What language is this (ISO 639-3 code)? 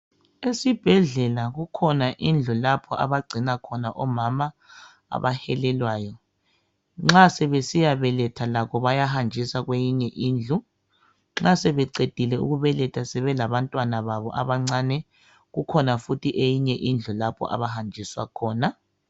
nde